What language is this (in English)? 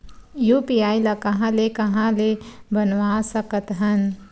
Chhattisgarhi